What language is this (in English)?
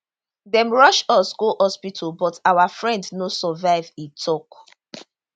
Nigerian Pidgin